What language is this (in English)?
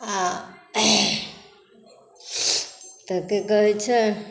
Maithili